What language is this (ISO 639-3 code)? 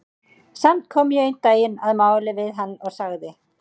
isl